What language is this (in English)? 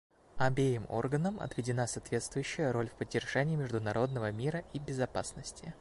Russian